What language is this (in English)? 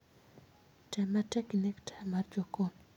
Luo (Kenya and Tanzania)